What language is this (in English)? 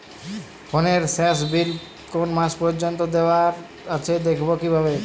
Bangla